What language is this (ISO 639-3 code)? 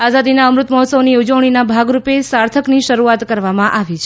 guj